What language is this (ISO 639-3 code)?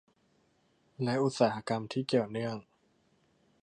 tha